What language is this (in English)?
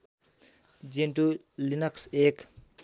Nepali